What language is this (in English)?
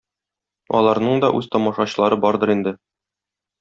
Tatar